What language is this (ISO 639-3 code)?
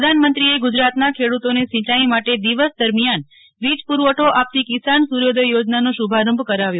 guj